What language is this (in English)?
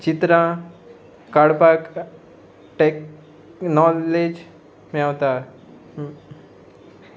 Konkani